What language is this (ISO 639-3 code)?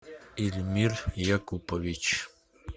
rus